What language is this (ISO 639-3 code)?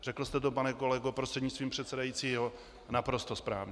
ces